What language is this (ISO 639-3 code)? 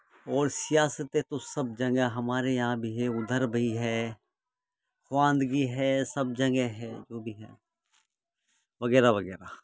urd